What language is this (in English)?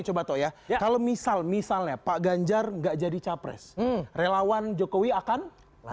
Indonesian